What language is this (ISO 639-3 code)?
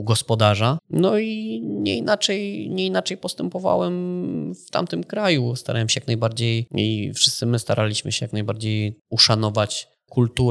pol